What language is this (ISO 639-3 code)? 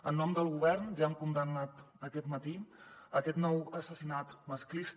cat